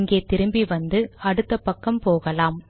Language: Tamil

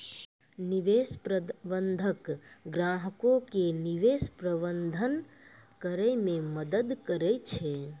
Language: Maithili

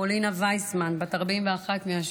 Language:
Hebrew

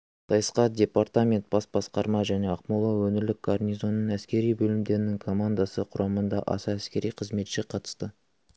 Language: Kazakh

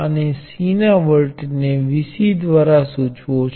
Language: Gujarati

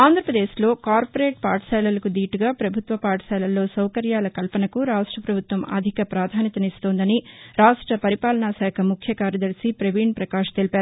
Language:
Telugu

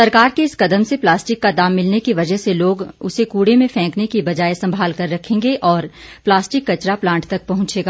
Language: Hindi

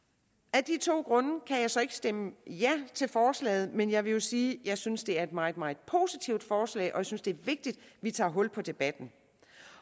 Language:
Danish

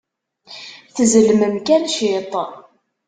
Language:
Kabyle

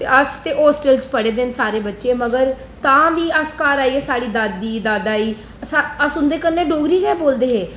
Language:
Dogri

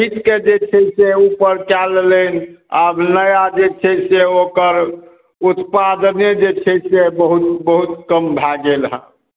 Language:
Maithili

